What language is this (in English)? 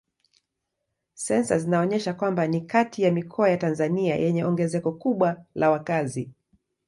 Swahili